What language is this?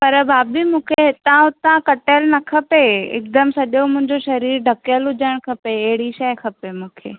Sindhi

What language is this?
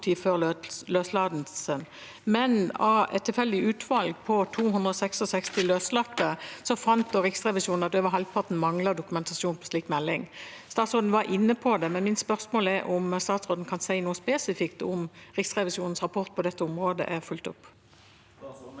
Norwegian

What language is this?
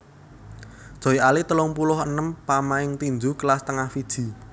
Javanese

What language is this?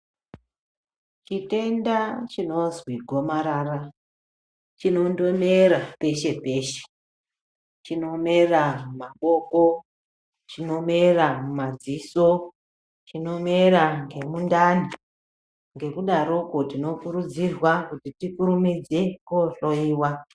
Ndau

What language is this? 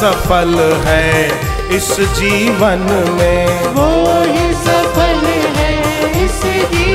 Hindi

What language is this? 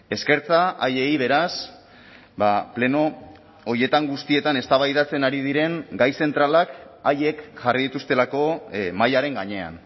Basque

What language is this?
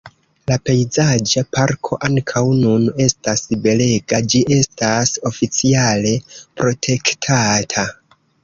Esperanto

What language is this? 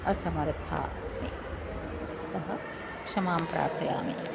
Sanskrit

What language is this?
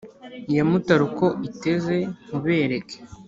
Kinyarwanda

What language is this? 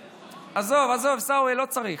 Hebrew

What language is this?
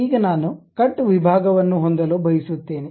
Kannada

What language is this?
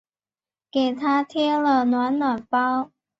Chinese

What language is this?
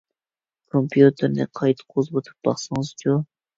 Uyghur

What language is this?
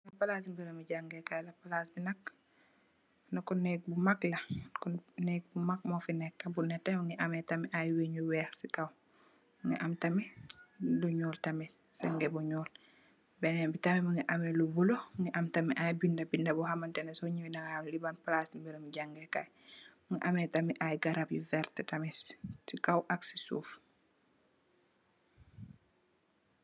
Wolof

